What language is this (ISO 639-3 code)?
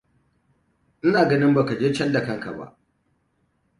hau